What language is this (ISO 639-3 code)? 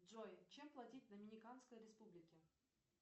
rus